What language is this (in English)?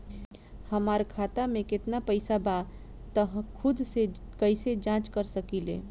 Bhojpuri